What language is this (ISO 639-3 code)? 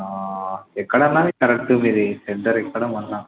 tel